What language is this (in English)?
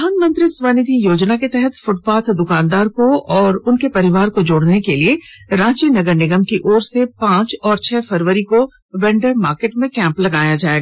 Hindi